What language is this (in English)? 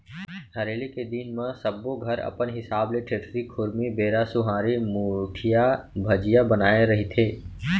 Chhattisgarhi